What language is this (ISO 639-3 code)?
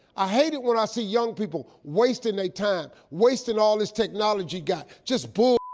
eng